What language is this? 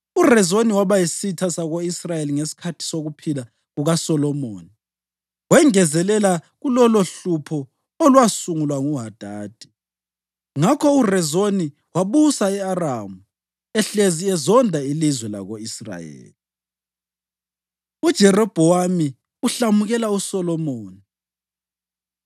North Ndebele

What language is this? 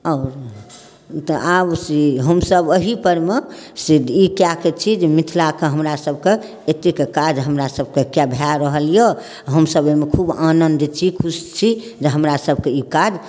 Maithili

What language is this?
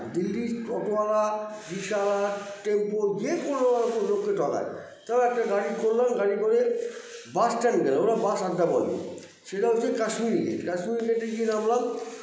Bangla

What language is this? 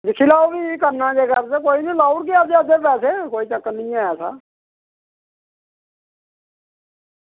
Dogri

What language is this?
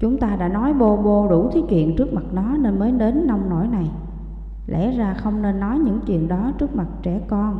Vietnamese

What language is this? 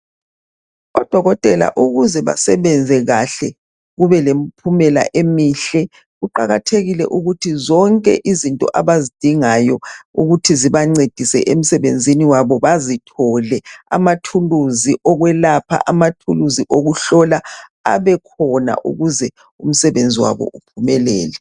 North Ndebele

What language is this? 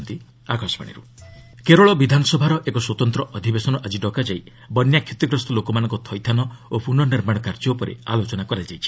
Odia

